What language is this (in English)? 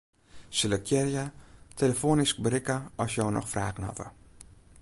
Western Frisian